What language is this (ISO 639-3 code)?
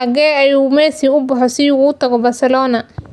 som